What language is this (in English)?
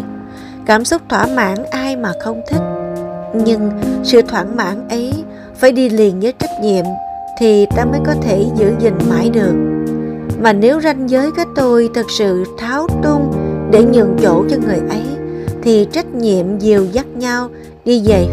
Vietnamese